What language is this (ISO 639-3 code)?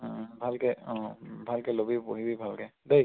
asm